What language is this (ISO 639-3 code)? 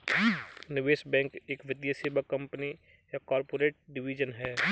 hin